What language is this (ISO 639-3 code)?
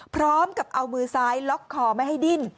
tha